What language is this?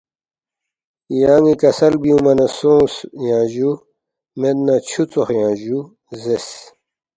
Balti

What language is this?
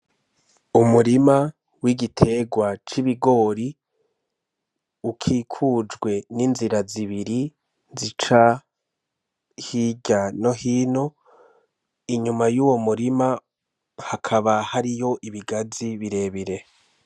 Rundi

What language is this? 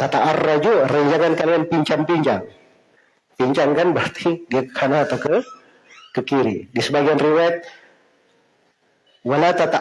Indonesian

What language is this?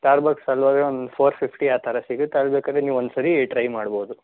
Kannada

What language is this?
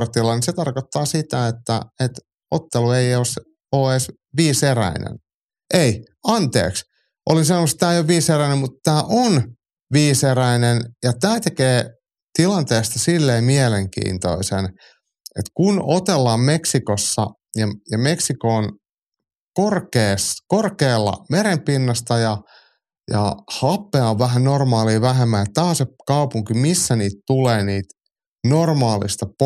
Finnish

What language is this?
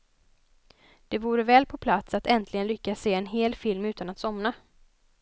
Swedish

